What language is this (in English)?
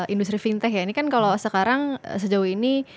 Indonesian